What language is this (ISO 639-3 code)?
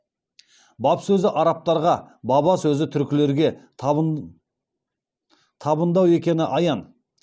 kaz